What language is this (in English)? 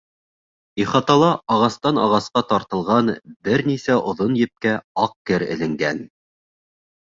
Bashkir